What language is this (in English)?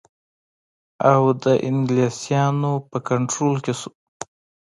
Pashto